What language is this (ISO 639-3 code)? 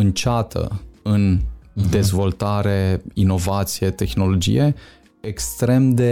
ron